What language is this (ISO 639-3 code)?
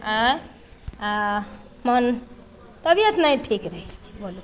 mai